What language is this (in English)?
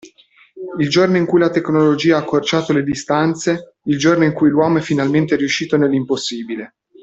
Italian